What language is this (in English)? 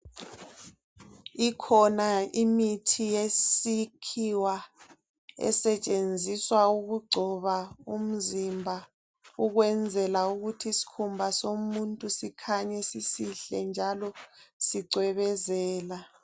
North Ndebele